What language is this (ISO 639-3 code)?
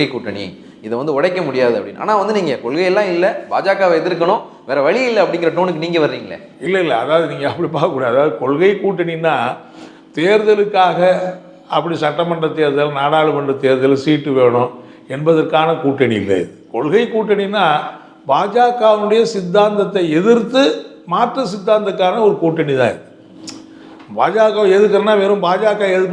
jpn